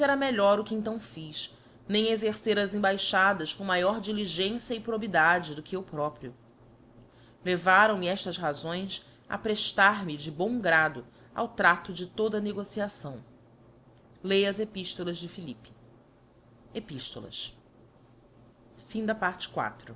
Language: Portuguese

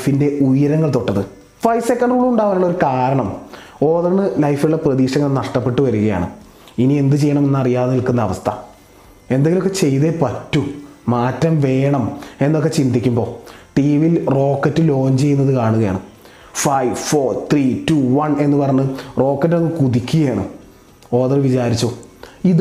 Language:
Malayalam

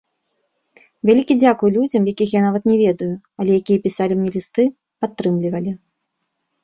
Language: Belarusian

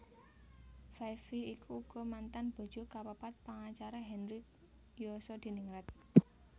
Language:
Javanese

